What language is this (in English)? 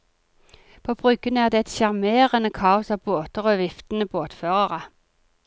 Norwegian